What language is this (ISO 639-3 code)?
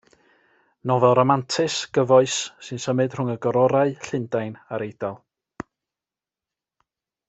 cym